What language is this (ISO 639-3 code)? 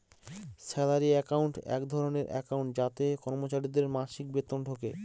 ben